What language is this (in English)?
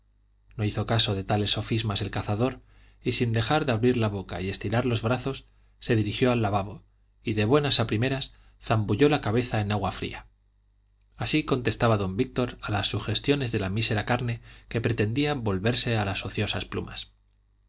Spanish